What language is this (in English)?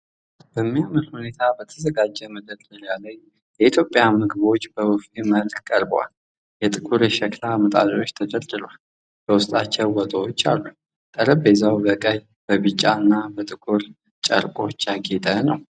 Amharic